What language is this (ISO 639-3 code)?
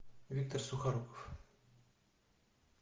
rus